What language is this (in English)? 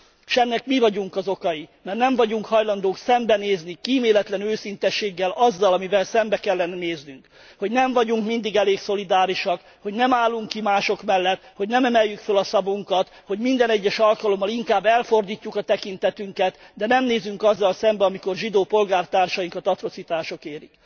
Hungarian